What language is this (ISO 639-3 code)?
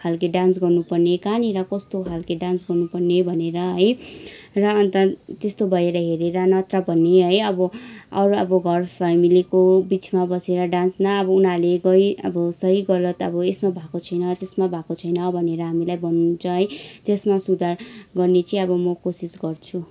nep